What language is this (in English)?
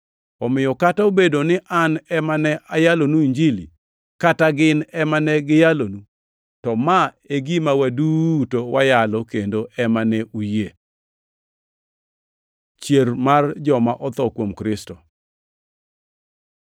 Luo (Kenya and Tanzania)